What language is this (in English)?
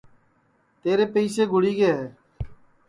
Sansi